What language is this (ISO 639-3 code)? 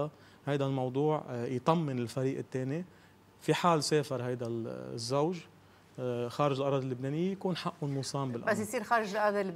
ara